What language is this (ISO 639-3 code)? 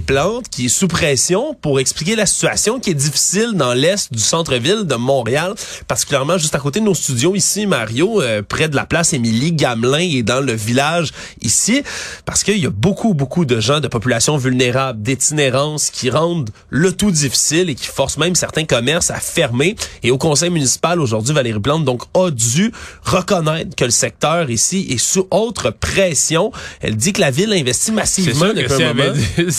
fra